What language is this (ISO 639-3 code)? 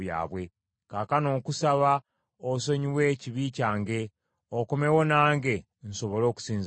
lug